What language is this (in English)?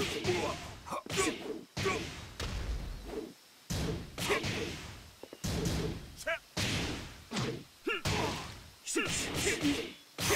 English